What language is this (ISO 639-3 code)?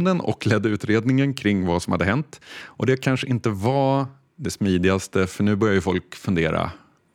swe